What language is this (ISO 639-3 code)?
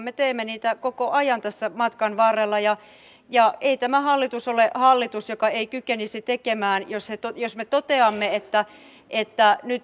fin